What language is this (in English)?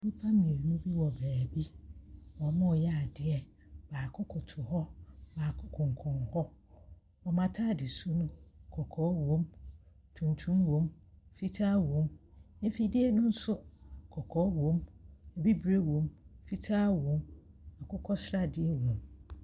Akan